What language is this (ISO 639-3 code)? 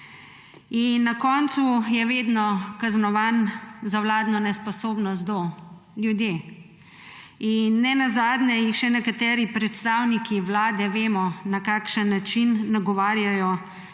slv